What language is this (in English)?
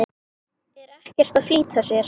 Icelandic